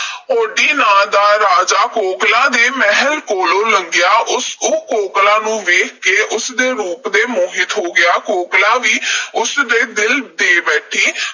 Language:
Punjabi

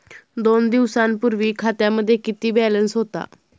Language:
Marathi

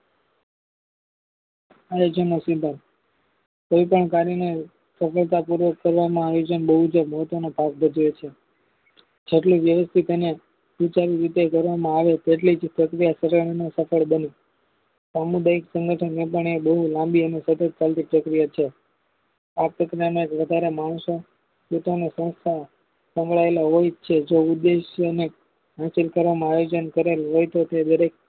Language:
Gujarati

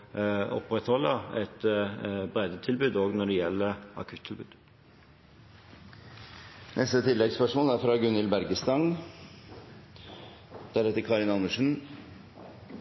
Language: Norwegian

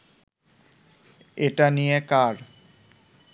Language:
Bangla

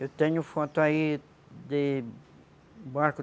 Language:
Portuguese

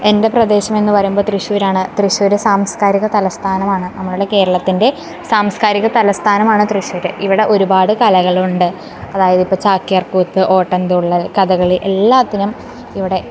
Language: Malayalam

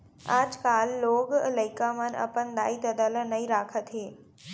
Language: Chhattisgarhi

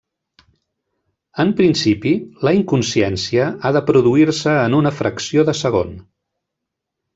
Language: Catalan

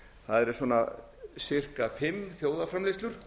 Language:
Icelandic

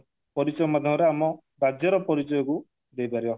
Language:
Odia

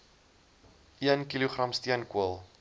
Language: Afrikaans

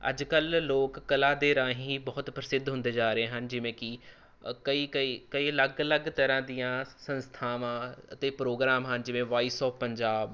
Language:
Punjabi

